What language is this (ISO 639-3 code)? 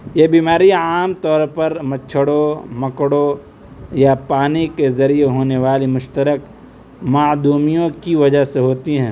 urd